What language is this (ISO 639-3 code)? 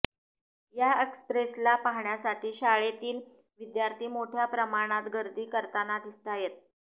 mar